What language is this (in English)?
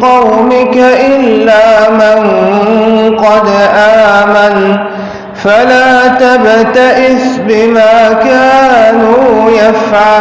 Arabic